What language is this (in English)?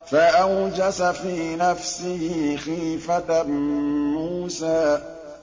Arabic